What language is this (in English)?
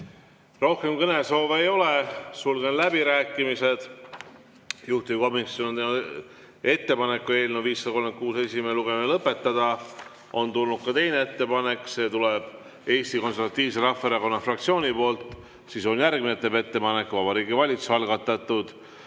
Estonian